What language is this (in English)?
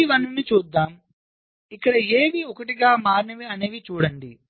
Telugu